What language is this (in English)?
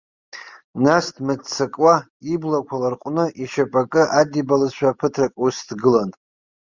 Abkhazian